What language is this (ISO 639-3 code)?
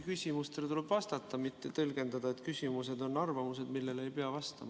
est